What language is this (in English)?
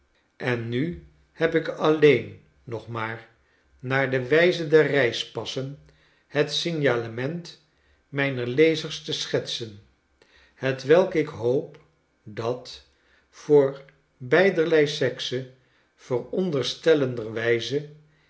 Dutch